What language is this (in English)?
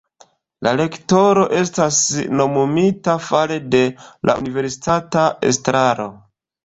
Esperanto